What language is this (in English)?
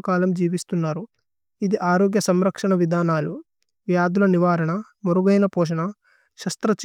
Tulu